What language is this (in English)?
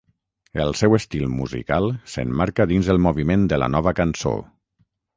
Catalan